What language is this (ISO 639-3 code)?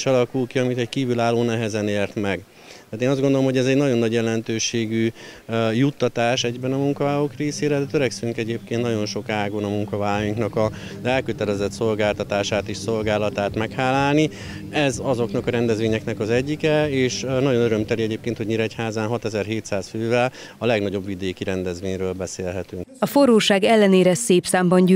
hun